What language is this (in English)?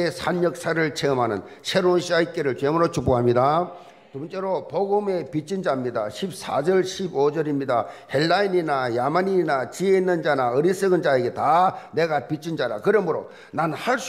Korean